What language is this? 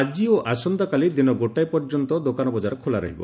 Odia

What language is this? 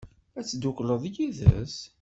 Kabyle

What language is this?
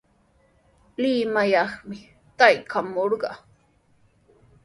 Sihuas Ancash Quechua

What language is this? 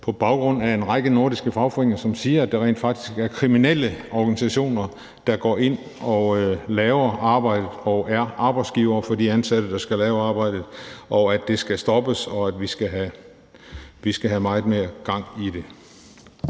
Danish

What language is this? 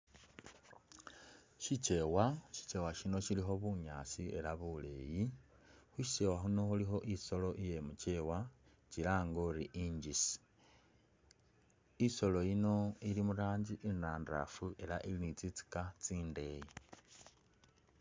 Masaaba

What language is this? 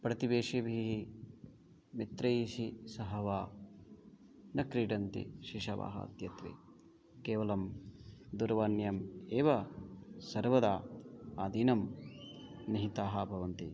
Sanskrit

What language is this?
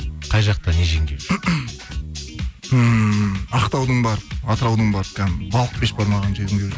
Kazakh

